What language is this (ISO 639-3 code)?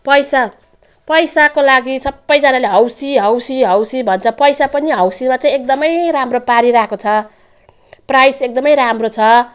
nep